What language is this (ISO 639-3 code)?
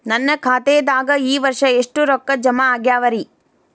kan